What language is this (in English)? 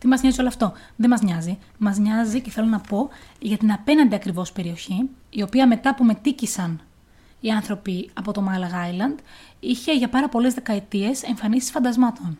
Greek